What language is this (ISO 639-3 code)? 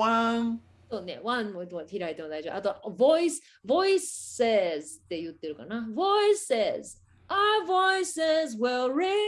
jpn